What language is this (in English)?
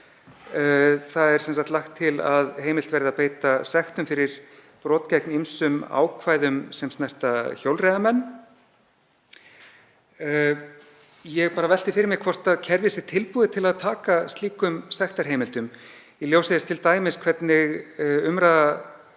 Icelandic